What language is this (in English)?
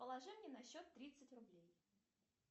Russian